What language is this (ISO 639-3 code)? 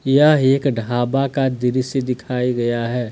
hin